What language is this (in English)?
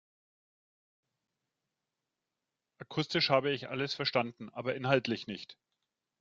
German